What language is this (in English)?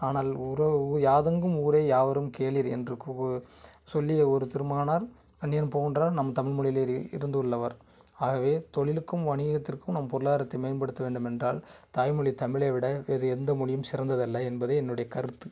Tamil